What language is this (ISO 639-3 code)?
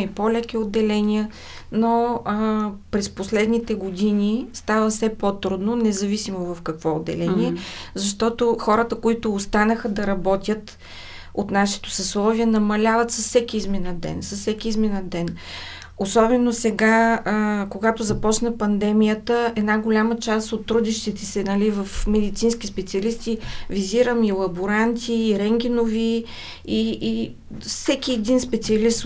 bul